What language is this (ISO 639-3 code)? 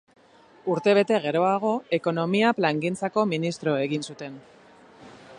eus